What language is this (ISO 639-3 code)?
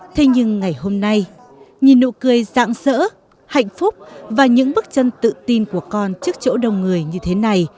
vie